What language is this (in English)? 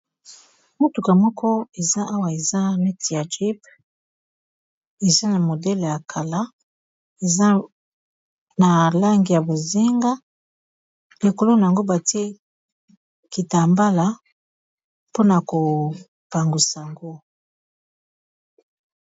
Lingala